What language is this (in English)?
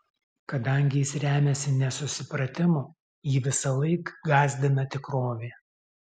Lithuanian